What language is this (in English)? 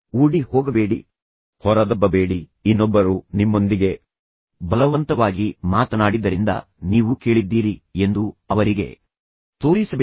Kannada